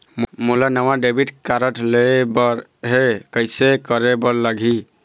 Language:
Chhattisgarhi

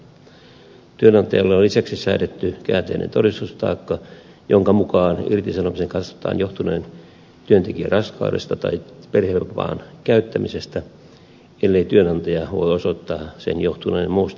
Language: Finnish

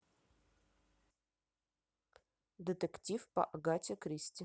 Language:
Russian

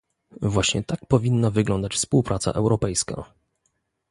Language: Polish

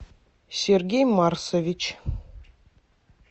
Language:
Russian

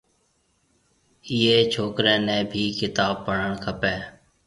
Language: Marwari (Pakistan)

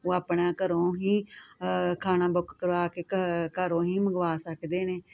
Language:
Punjabi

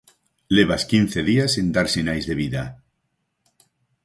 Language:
Galician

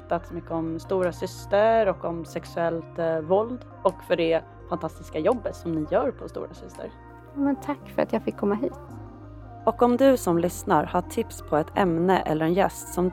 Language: Swedish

